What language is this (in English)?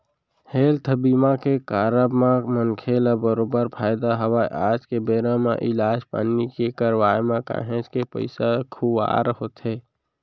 Chhattisgarhi